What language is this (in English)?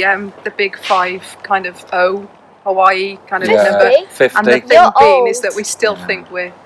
English